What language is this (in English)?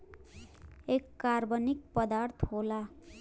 Bhojpuri